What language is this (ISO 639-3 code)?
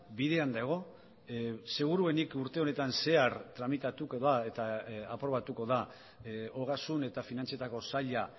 eus